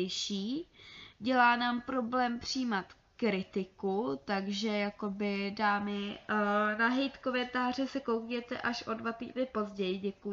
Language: Czech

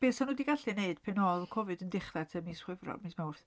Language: Welsh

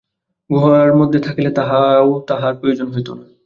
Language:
Bangla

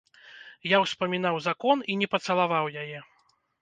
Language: Belarusian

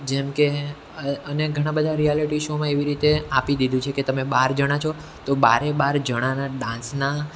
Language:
Gujarati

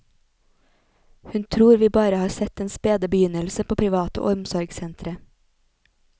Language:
Norwegian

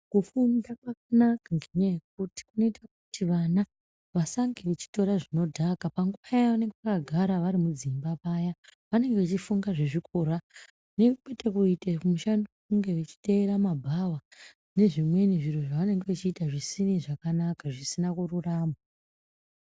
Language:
Ndau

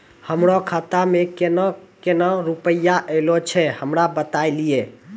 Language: Maithili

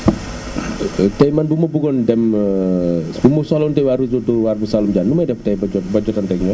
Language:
Wolof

